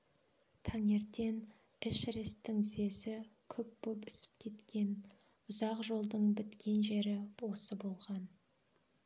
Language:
Kazakh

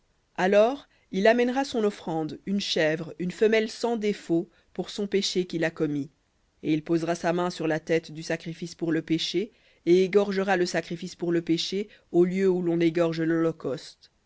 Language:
French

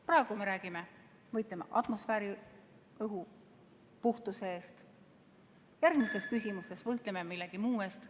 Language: Estonian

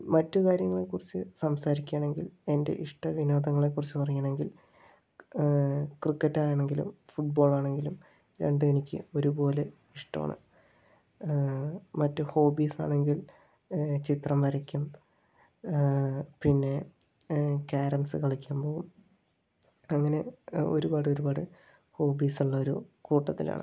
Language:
Malayalam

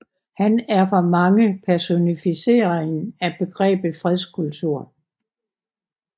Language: Danish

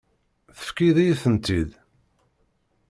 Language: Kabyle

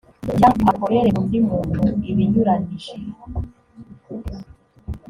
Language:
Kinyarwanda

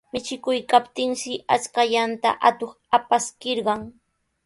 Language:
Sihuas Ancash Quechua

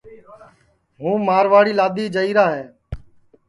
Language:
Sansi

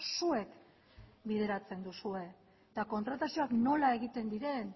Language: Basque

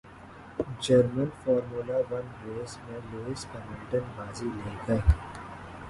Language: Urdu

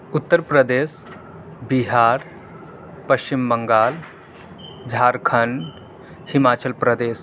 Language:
Urdu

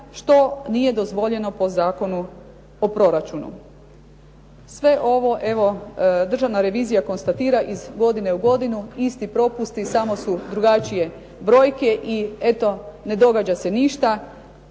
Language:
Croatian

